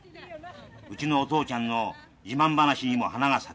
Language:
Japanese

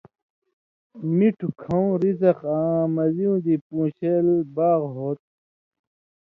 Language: Indus Kohistani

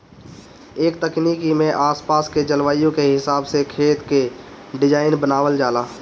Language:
Bhojpuri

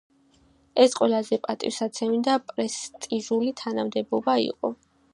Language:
Georgian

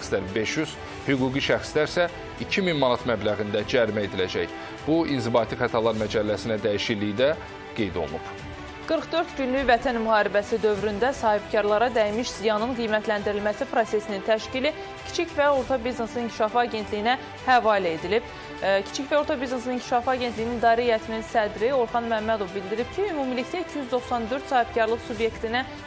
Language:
Turkish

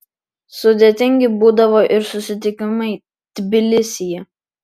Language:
Lithuanian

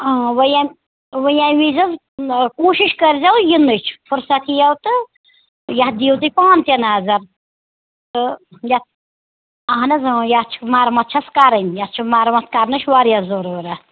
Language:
Kashmiri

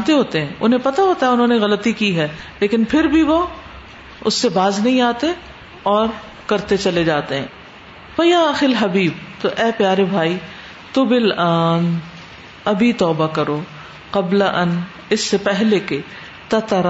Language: Urdu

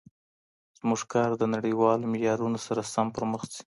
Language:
Pashto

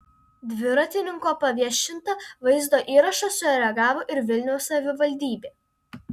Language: Lithuanian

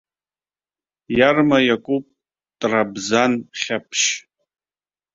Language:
Abkhazian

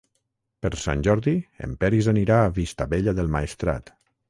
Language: Catalan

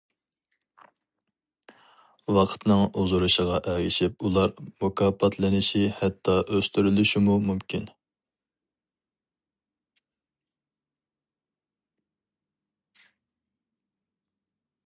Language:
Uyghur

